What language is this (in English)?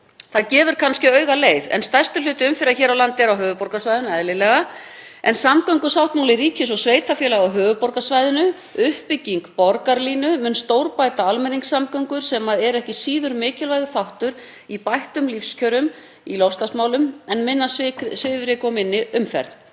Icelandic